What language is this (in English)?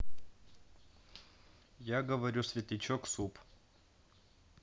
Russian